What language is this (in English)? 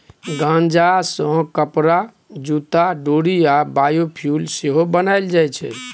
Maithili